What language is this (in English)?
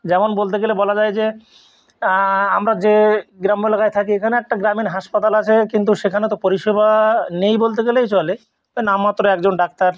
Bangla